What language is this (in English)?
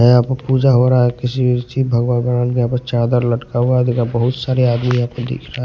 Hindi